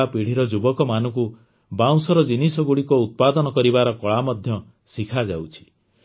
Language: Odia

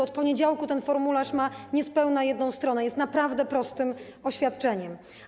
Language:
Polish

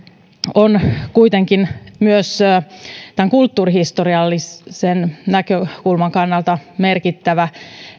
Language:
Finnish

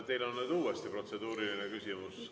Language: Estonian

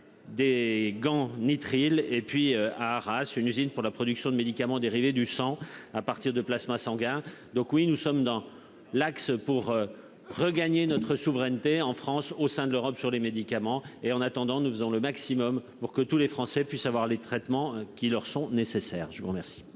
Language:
French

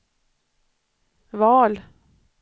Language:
Swedish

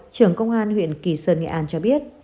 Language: Vietnamese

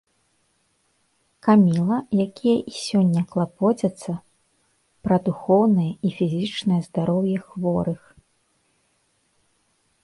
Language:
Belarusian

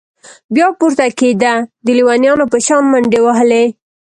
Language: Pashto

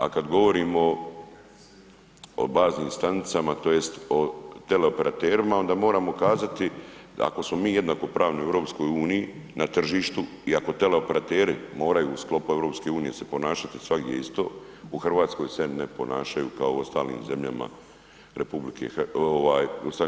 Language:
Croatian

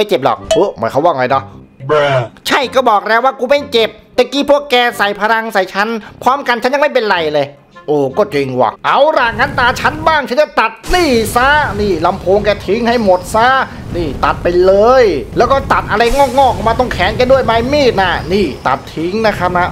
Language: Thai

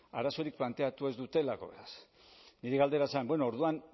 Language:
Basque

